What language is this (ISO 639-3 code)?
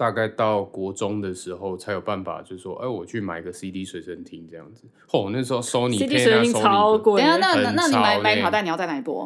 zho